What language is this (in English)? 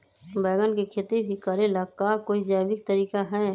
Magahi